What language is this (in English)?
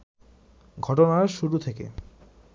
Bangla